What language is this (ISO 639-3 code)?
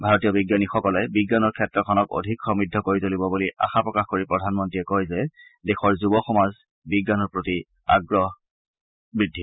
asm